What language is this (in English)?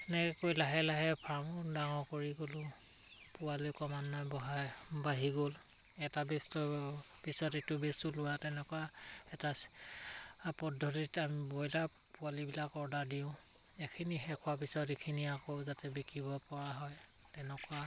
Assamese